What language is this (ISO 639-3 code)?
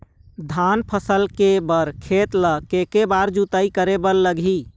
hne